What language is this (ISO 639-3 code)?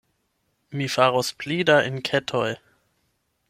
epo